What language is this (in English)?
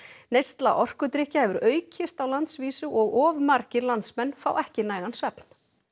Icelandic